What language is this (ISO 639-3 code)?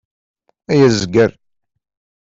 kab